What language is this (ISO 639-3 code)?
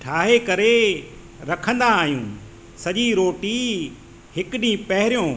snd